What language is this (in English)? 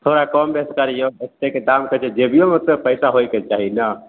Maithili